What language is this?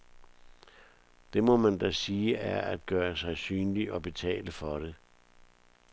Danish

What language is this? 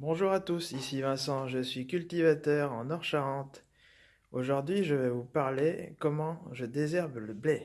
French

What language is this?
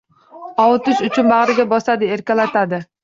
Uzbek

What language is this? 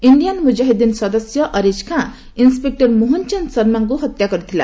Odia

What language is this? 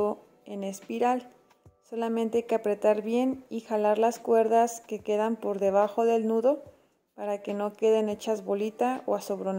Spanish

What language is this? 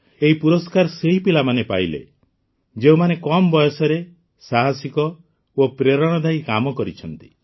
Odia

